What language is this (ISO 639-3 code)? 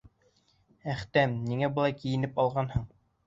bak